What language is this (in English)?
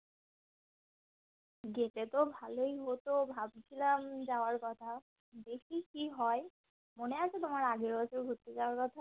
Bangla